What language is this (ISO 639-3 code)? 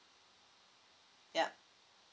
eng